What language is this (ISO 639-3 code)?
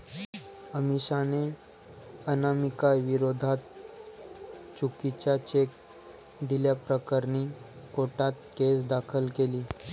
mar